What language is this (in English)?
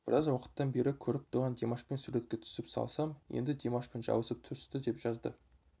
Kazakh